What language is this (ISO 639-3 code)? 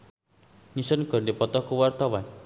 sun